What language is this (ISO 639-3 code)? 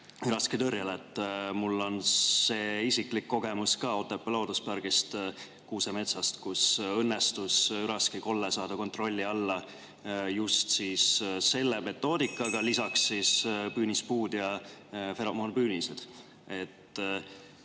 est